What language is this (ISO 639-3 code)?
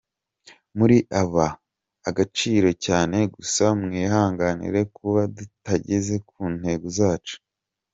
kin